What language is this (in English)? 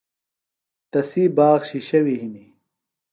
Phalura